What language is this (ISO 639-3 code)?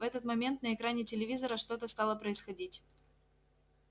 rus